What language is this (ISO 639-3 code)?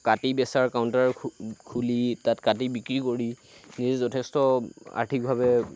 asm